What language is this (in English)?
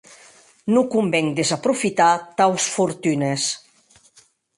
Occitan